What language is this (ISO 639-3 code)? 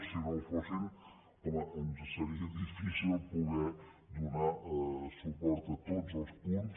cat